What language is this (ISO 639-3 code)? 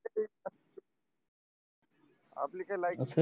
mar